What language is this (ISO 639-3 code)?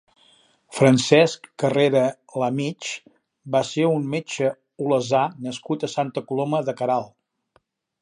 cat